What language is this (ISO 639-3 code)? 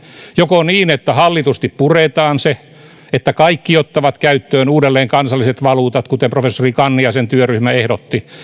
fin